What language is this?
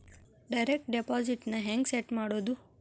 Kannada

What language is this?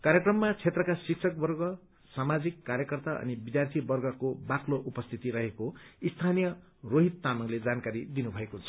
Nepali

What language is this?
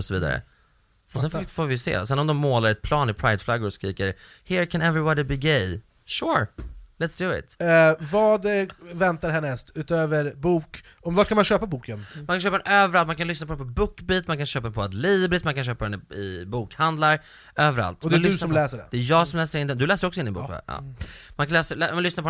Swedish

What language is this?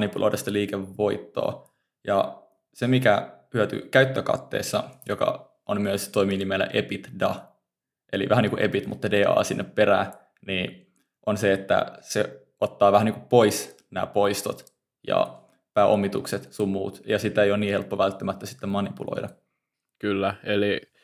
Finnish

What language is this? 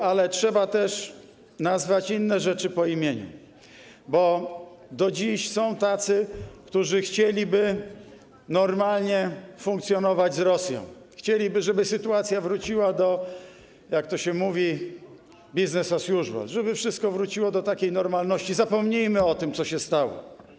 Polish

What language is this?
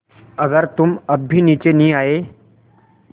Hindi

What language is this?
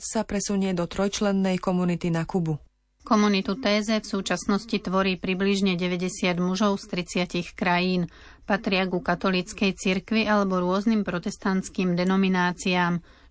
Slovak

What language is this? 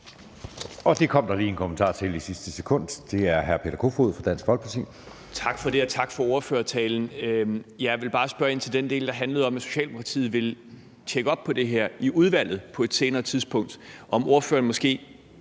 Danish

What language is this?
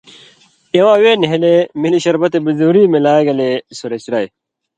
Indus Kohistani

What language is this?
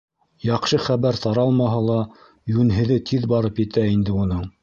Bashkir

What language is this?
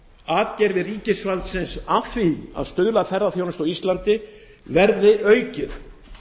Icelandic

